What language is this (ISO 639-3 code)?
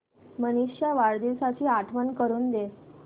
mar